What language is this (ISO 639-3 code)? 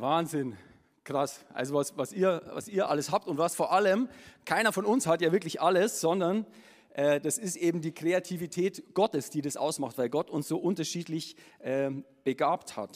deu